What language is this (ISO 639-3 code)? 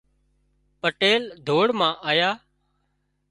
kxp